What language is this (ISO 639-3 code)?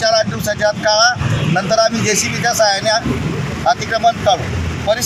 hin